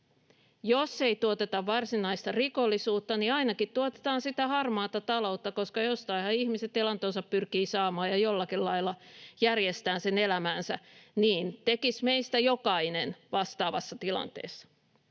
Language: Finnish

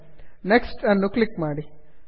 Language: Kannada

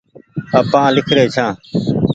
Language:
Goaria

